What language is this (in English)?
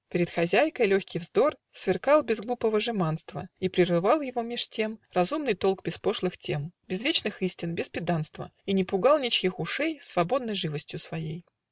Russian